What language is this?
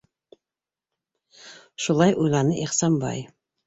Bashkir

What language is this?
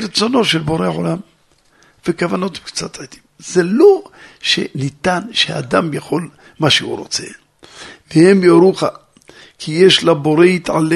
Hebrew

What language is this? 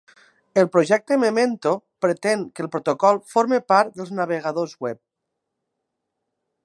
Catalan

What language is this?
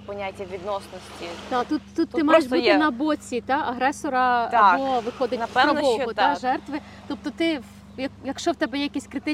Ukrainian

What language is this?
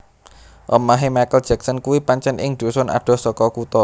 Javanese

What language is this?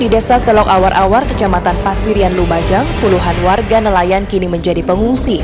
Indonesian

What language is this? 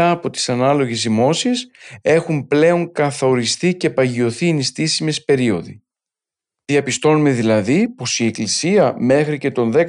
Greek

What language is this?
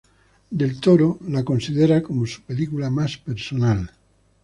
Spanish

